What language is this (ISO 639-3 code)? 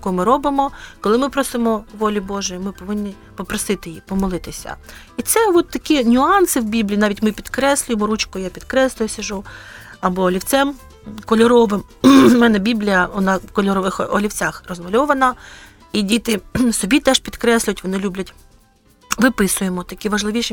ukr